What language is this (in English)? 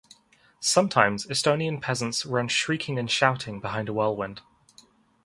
English